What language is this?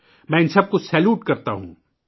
Urdu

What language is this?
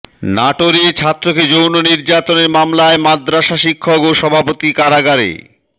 Bangla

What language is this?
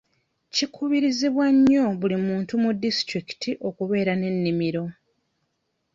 Ganda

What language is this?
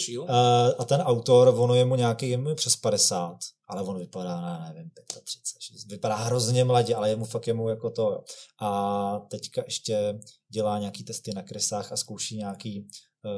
Czech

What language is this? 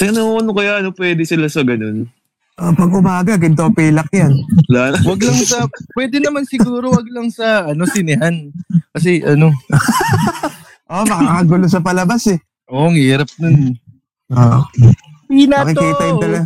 Filipino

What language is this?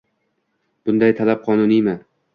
Uzbek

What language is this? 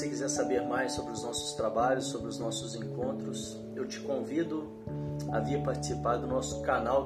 Portuguese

